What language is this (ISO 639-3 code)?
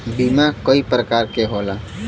bho